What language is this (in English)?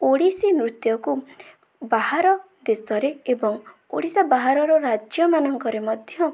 Odia